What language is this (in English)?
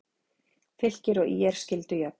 Icelandic